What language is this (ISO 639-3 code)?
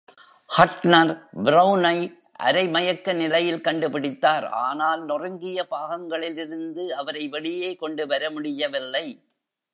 tam